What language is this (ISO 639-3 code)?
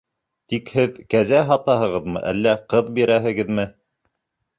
bak